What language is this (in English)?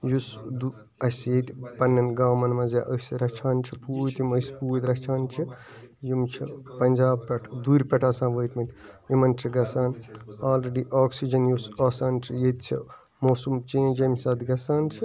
Kashmiri